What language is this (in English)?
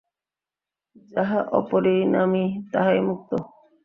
Bangla